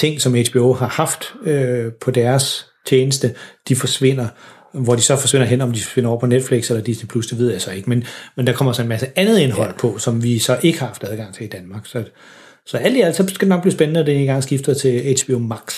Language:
Danish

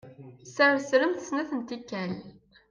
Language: Kabyle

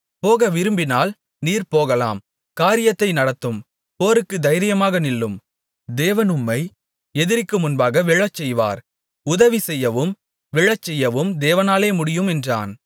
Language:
Tamil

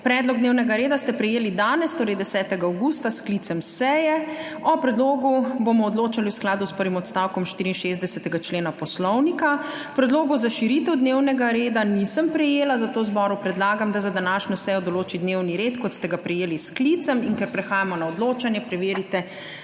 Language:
Slovenian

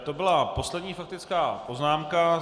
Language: Czech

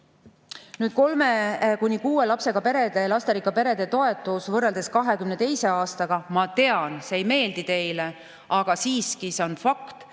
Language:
Estonian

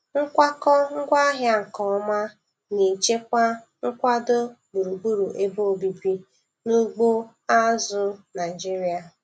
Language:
Igbo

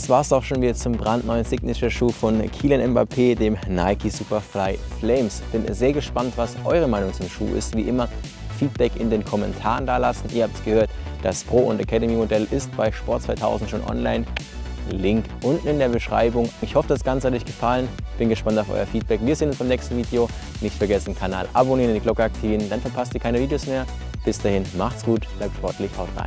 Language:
German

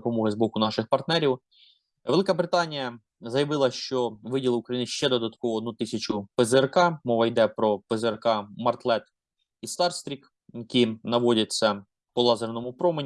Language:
Ukrainian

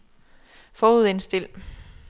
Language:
Danish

